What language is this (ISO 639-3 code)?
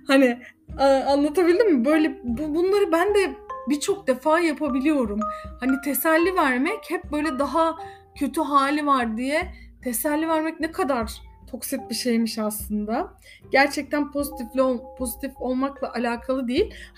tur